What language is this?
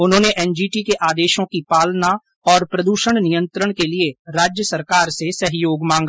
Hindi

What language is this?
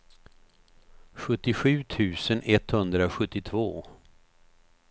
Swedish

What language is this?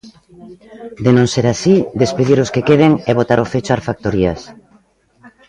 Galician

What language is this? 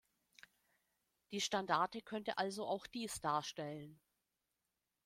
German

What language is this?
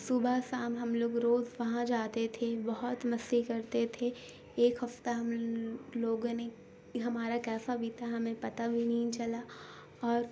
Urdu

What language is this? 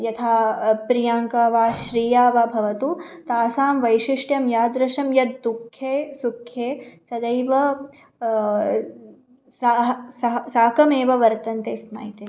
Sanskrit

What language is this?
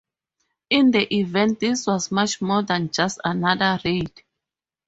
English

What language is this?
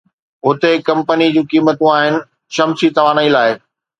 Sindhi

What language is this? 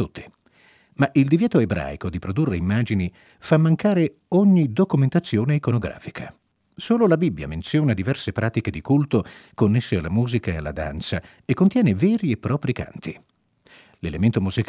Italian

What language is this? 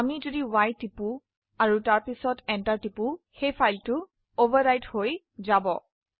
Assamese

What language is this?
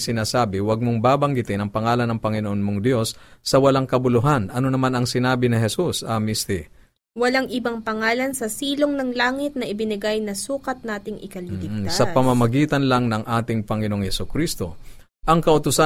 Filipino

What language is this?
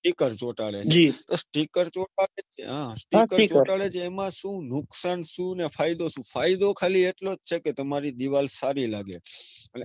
Gujarati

